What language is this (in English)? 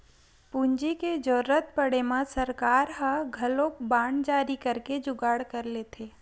Chhattisgarhi